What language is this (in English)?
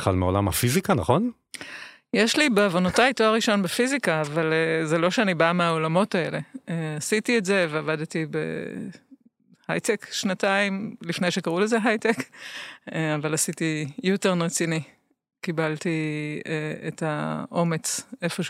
Hebrew